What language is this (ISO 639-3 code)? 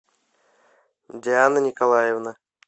rus